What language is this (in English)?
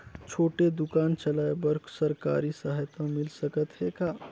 Chhattisgarhi